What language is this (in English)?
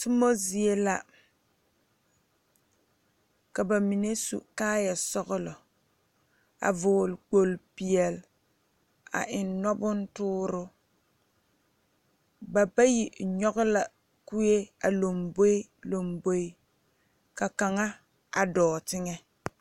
Southern Dagaare